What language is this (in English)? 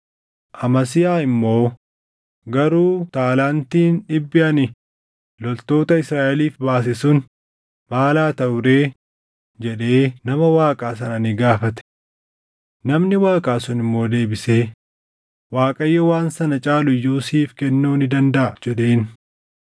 Oromo